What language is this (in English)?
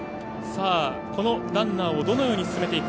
Japanese